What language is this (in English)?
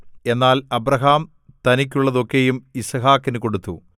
Malayalam